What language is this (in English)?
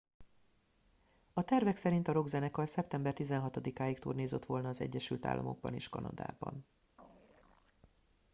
Hungarian